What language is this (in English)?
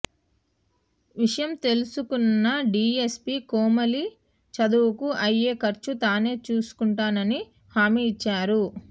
Telugu